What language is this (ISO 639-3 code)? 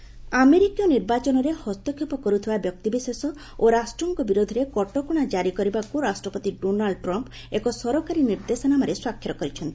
ori